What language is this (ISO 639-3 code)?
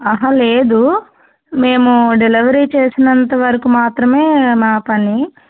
tel